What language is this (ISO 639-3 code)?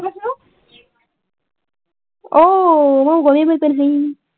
asm